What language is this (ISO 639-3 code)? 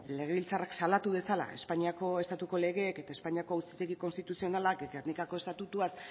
eus